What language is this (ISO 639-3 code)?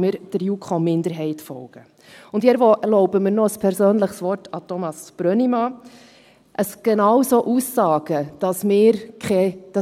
gsw